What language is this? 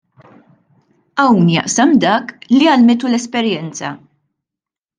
Maltese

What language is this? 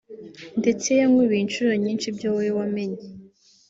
Kinyarwanda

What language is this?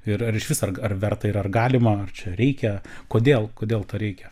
Lithuanian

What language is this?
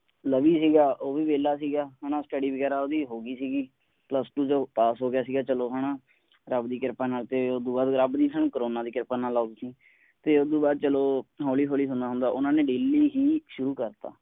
Punjabi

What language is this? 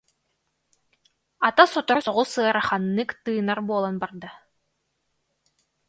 Yakut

